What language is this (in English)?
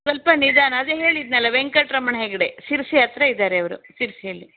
Kannada